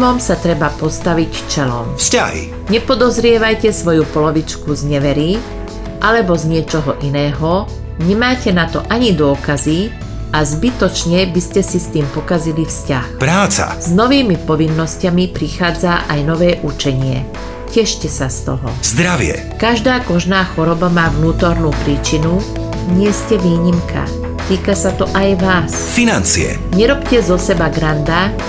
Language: Czech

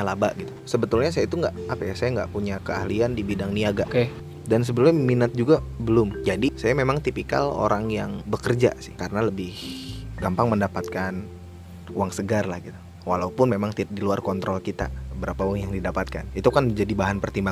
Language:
Indonesian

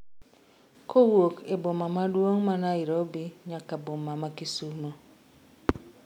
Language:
Luo (Kenya and Tanzania)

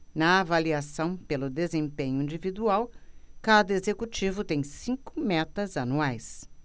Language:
Portuguese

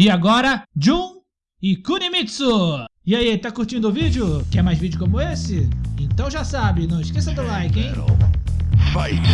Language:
Portuguese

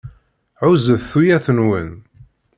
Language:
Kabyle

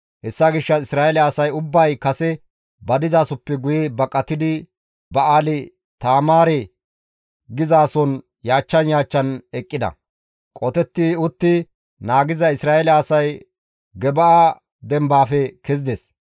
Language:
Gamo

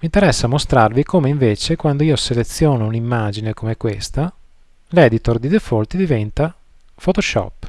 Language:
Italian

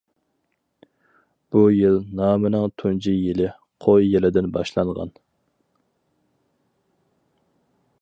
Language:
Uyghur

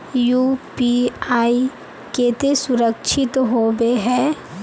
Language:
Magahi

